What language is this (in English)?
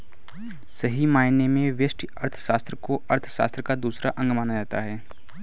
Hindi